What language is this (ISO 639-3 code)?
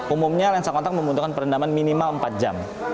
ind